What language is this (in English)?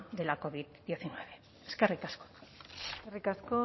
Basque